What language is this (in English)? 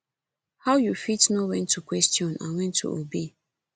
Nigerian Pidgin